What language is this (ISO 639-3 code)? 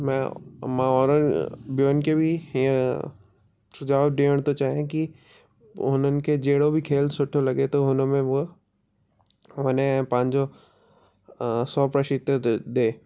snd